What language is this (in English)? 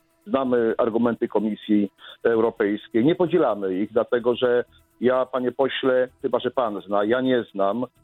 Polish